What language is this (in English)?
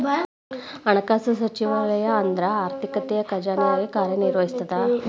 Kannada